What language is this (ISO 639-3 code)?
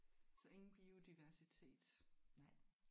dan